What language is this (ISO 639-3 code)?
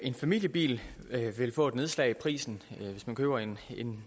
dan